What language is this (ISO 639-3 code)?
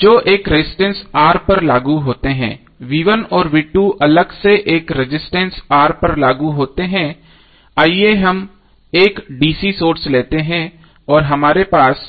hin